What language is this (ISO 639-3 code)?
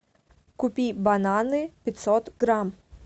rus